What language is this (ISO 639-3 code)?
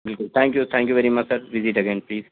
urd